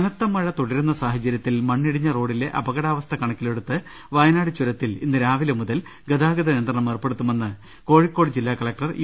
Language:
Malayalam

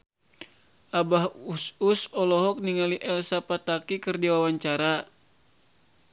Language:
Sundanese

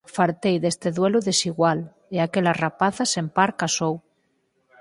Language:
Galician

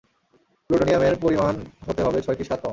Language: Bangla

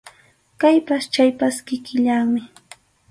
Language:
Arequipa-La Unión Quechua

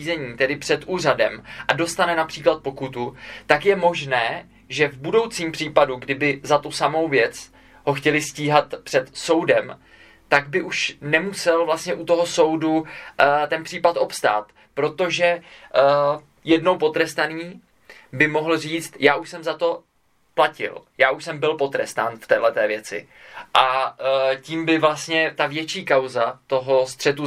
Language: Czech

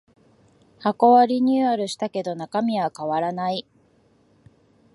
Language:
Japanese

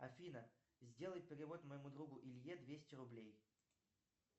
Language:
Russian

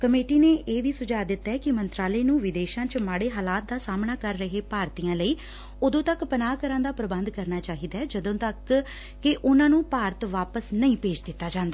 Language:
Punjabi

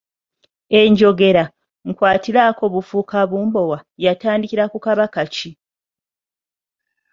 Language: Ganda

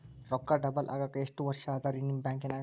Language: Kannada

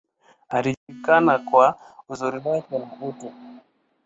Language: Swahili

